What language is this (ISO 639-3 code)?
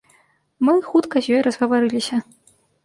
bel